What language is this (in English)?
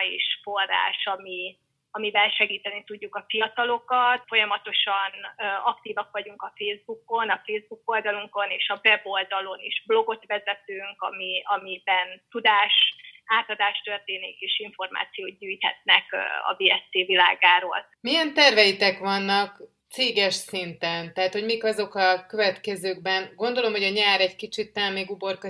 Hungarian